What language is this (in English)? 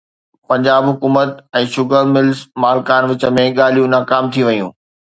Sindhi